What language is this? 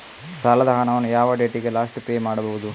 Kannada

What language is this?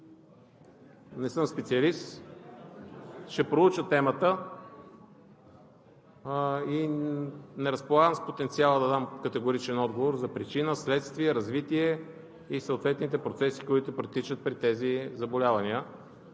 Bulgarian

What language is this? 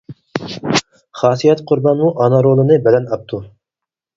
Uyghur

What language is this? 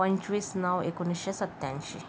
Marathi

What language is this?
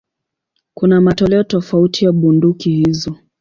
Swahili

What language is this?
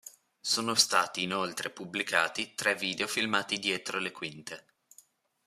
Italian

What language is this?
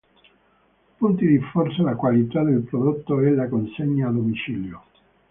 Italian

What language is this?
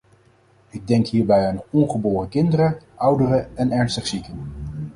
Dutch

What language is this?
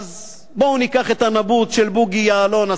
Hebrew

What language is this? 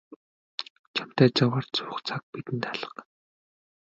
Mongolian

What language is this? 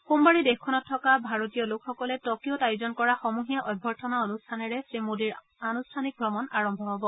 Assamese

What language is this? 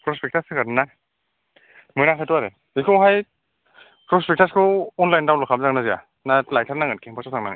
Bodo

